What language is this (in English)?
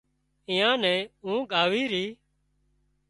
Wadiyara Koli